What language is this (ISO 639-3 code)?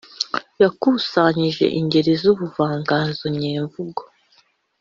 kin